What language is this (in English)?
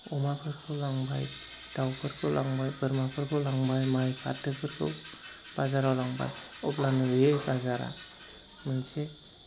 Bodo